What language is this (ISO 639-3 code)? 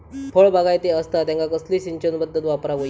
mar